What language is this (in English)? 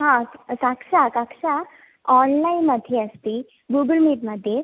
Sanskrit